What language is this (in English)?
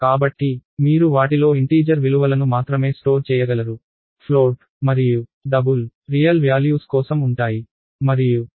Telugu